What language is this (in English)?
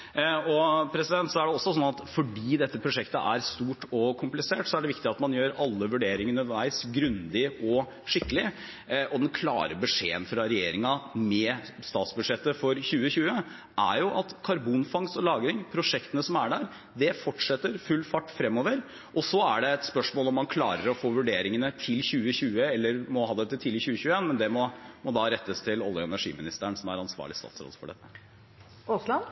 Norwegian